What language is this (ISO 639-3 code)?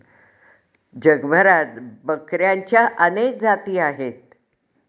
mar